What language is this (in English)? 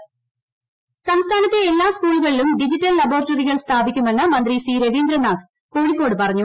Malayalam